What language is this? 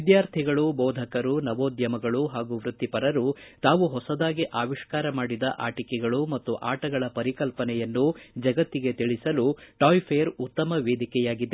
Kannada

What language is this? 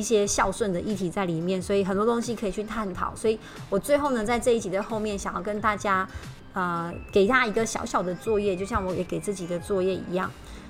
Chinese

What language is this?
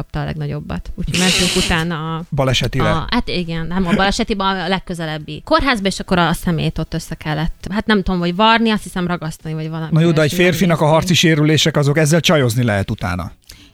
Hungarian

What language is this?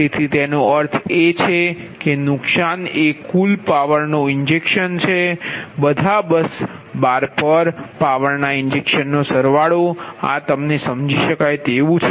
Gujarati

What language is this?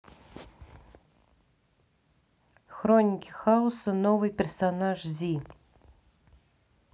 Russian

